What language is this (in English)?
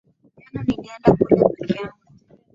Swahili